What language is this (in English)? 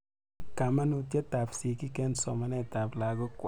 Kalenjin